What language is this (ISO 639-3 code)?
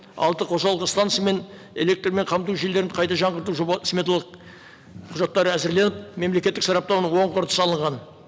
kaz